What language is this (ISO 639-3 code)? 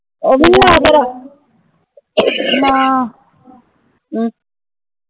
pan